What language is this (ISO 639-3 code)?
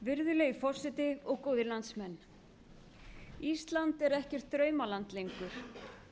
isl